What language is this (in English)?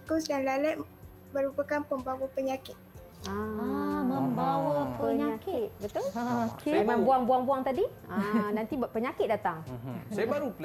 Malay